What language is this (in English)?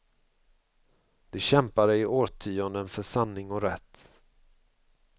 Swedish